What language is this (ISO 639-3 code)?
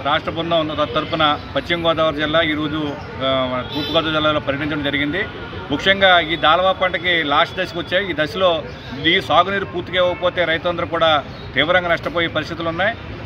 ind